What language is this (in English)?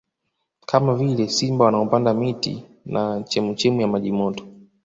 Swahili